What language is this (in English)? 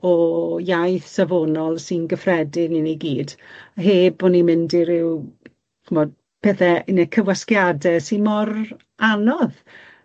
Welsh